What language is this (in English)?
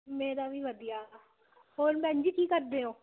Punjabi